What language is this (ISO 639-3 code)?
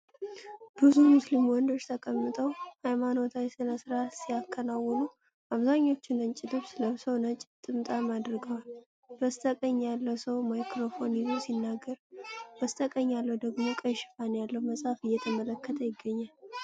amh